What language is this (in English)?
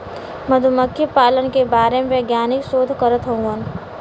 Bhojpuri